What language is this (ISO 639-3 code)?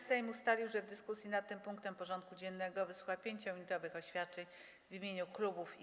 pol